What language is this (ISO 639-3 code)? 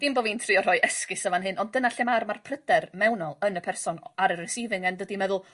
cym